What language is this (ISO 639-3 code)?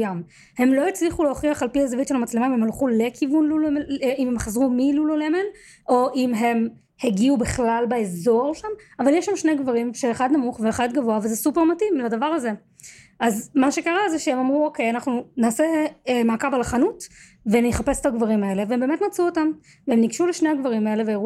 heb